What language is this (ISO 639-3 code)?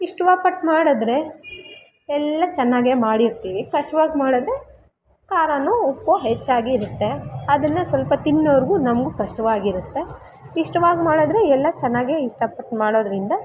kan